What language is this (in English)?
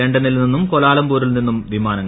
Malayalam